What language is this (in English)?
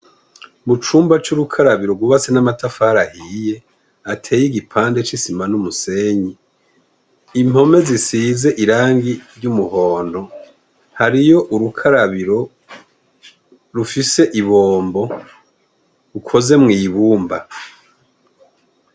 Rundi